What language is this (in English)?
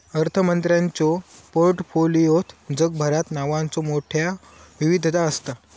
Marathi